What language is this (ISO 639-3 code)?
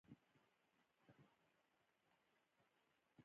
pus